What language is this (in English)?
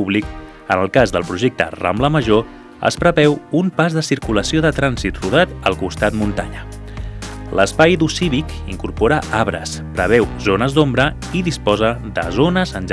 Catalan